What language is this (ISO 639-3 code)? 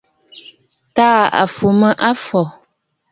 bfd